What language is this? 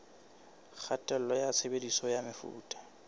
Southern Sotho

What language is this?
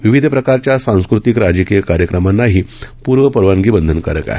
Marathi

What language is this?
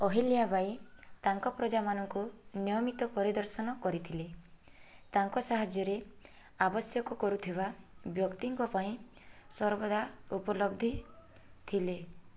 Odia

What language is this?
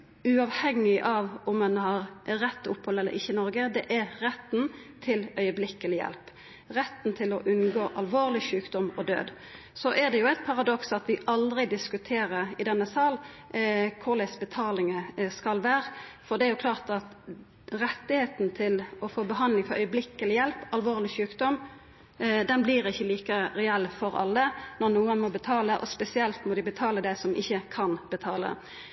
Norwegian Nynorsk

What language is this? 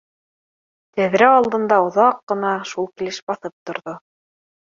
Bashkir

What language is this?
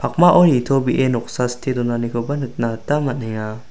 Garo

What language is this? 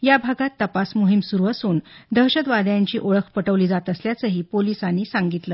Marathi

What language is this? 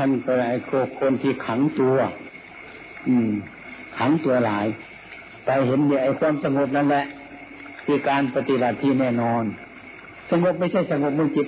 Thai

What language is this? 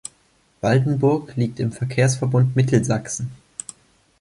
German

